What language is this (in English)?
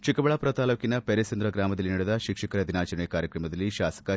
Kannada